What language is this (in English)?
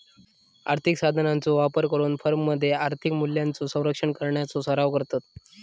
Marathi